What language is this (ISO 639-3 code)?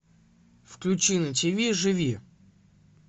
rus